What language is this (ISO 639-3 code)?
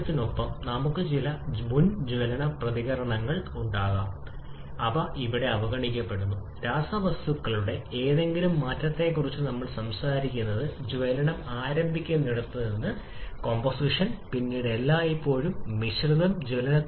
mal